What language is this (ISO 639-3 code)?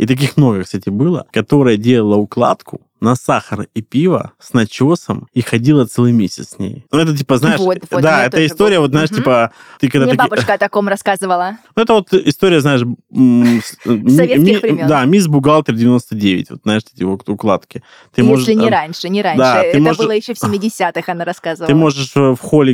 rus